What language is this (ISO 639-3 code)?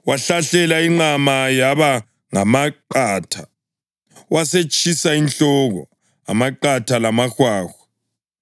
nde